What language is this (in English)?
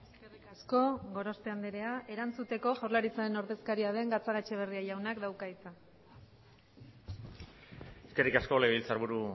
Basque